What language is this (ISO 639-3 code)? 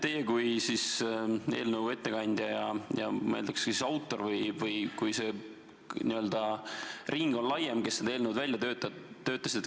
est